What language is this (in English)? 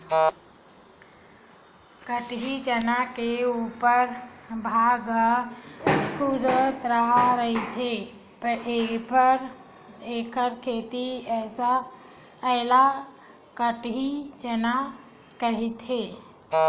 Chhattisgarhi